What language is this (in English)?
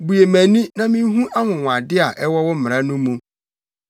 Akan